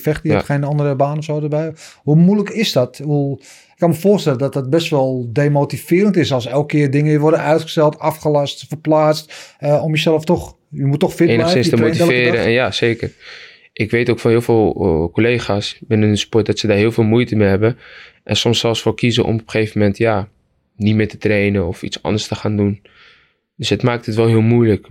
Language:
Dutch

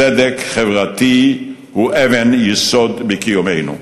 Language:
Hebrew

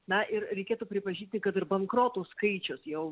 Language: Lithuanian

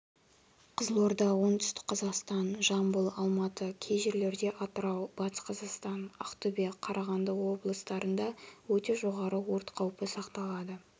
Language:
Kazakh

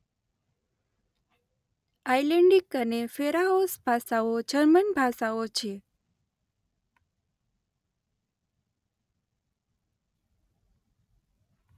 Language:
Gujarati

